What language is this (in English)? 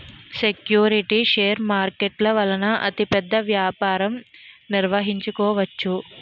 Telugu